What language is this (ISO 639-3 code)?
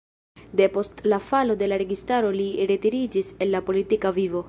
epo